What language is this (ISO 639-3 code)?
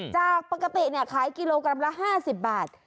tha